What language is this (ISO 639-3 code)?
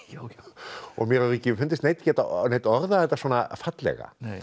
isl